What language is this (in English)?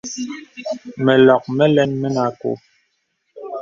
Bebele